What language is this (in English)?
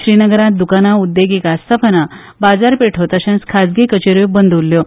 Konkani